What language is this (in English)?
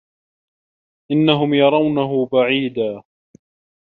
Arabic